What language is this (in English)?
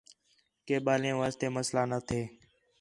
Khetrani